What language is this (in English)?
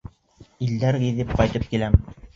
Bashkir